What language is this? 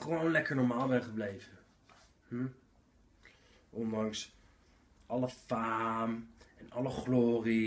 Dutch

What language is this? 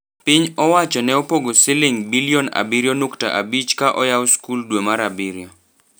Luo (Kenya and Tanzania)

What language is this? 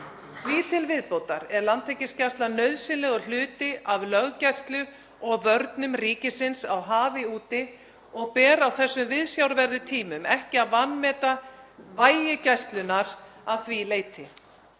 Icelandic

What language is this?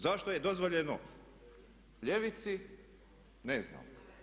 Croatian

